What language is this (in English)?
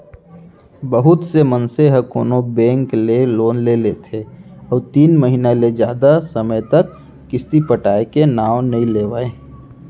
Chhattisgarhi